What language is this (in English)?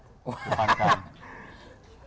Thai